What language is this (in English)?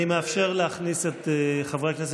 Hebrew